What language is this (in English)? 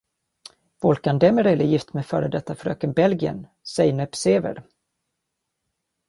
Swedish